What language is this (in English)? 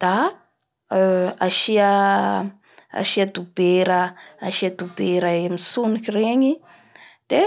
Bara Malagasy